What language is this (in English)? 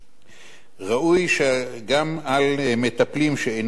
Hebrew